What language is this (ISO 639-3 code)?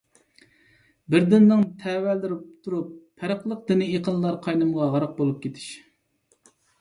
uig